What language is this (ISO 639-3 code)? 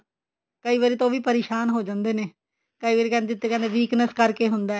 pan